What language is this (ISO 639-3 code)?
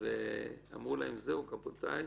heb